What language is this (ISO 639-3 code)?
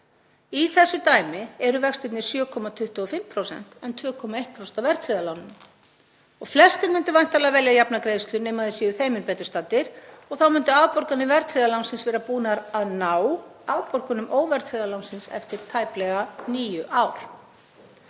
isl